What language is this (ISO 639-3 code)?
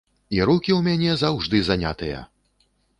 bel